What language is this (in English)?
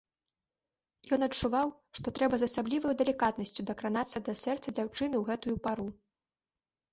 Belarusian